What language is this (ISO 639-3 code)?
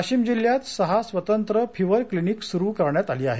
mar